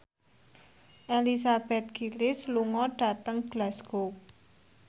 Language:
Javanese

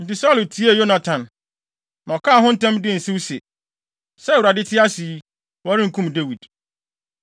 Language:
Akan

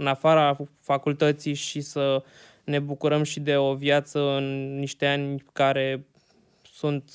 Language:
Romanian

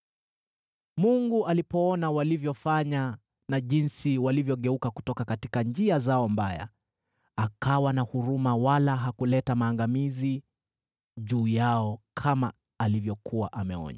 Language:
Swahili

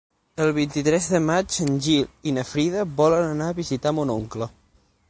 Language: Catalan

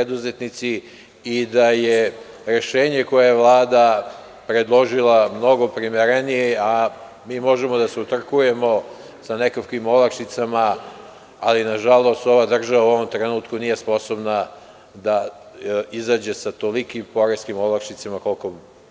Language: Serbian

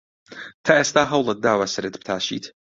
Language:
Central Kurdish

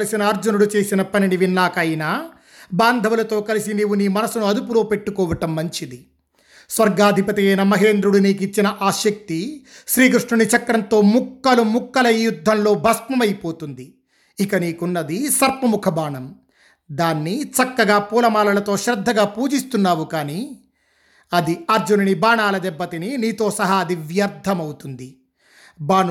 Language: Telugu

